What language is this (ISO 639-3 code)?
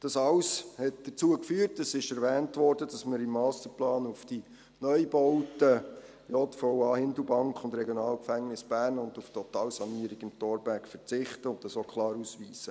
gsw